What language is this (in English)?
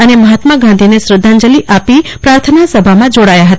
Gujarati